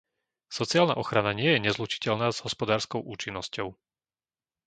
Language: Slovak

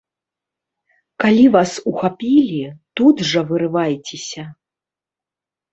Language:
Belarusian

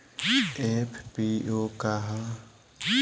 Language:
Bhojpuri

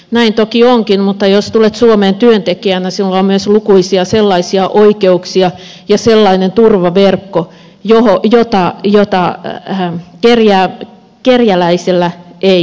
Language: Finnish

